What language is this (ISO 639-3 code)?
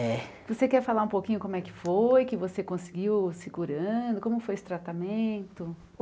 por